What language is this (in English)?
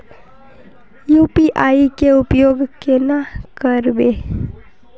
Magahi